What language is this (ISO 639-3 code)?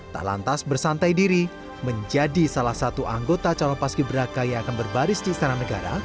ind